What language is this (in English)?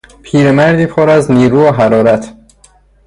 Persian